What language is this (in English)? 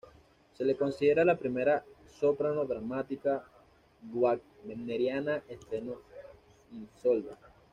Spanish